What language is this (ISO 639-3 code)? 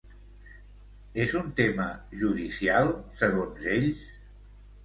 cat